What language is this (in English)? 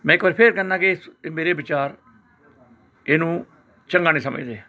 Punjabi